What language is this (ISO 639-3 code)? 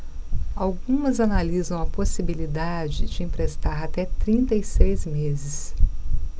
por